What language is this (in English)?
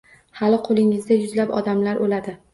Uzbek